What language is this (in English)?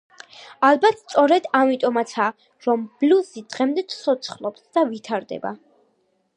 Georgian